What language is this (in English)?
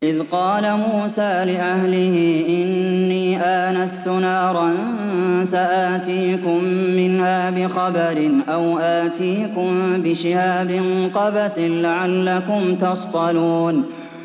Arabic